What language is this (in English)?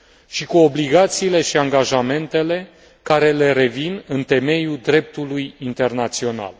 Romanian